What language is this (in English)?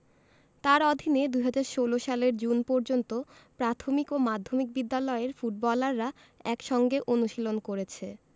Bangla